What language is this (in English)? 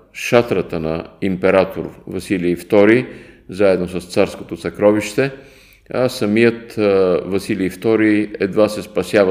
Bulgarian